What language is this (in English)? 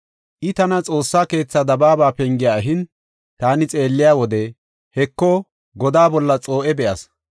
Gofa